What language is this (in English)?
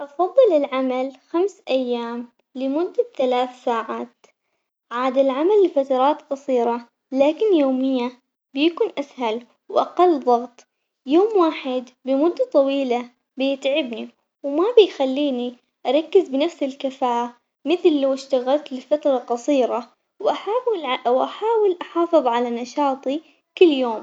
Omani Arabic